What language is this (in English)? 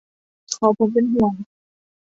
Thai